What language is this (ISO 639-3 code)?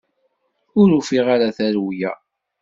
kab